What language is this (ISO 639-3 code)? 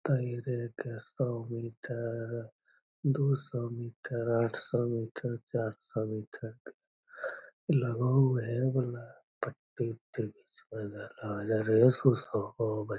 mag